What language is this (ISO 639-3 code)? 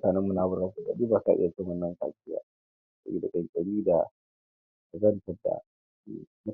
hau